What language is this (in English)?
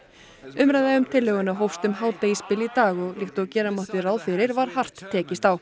Icelandic